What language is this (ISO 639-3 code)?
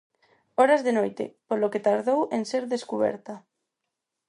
glg